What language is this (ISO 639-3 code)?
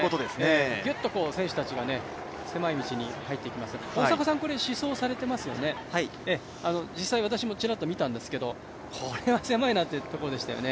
jpn